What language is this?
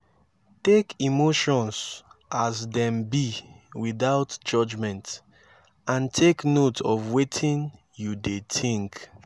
Nigerian Pidgin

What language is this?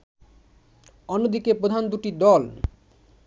Bangla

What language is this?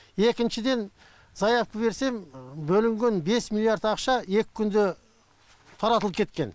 Kazakh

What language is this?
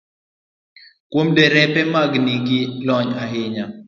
Luo (Kenya and Tanzania)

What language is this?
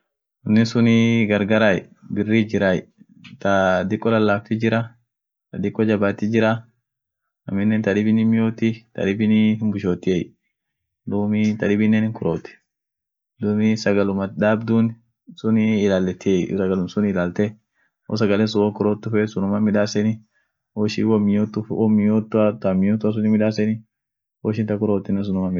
Orma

